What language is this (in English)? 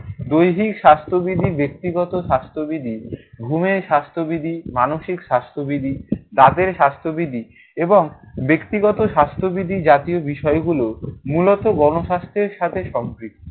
Bangla